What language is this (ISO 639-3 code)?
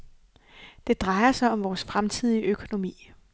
dan